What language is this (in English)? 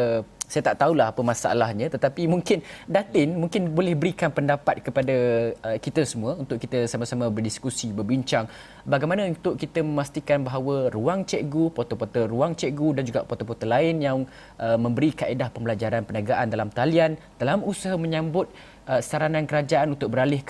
Malay